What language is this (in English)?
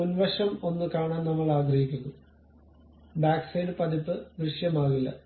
Malayalam